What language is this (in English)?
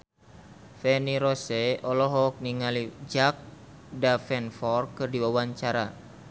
Sundanese